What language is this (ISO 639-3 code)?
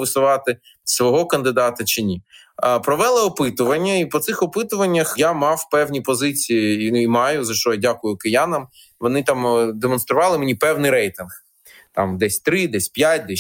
ukr